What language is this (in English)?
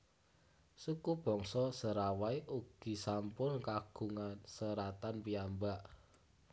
Javanese